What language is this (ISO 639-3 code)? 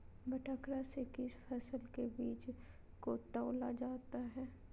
mag